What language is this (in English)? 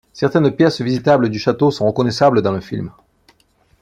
French